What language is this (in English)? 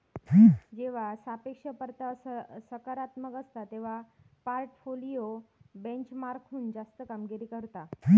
Marathi